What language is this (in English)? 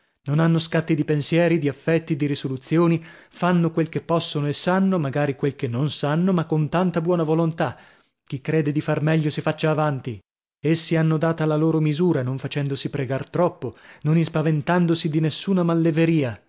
Italian